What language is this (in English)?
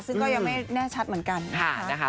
Thai